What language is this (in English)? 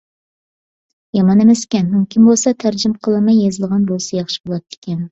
Uyghur